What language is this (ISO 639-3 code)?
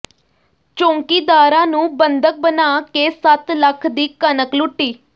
pan